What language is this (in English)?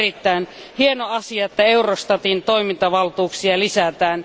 Finnish